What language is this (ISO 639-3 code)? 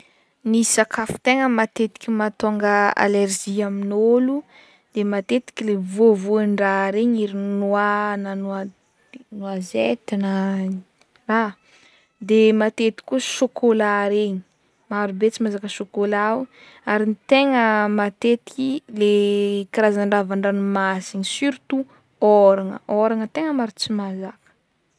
bmm